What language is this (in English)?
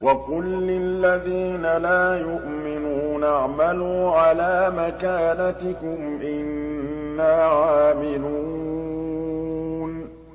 Arabic